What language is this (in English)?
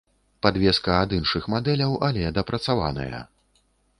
Belarusian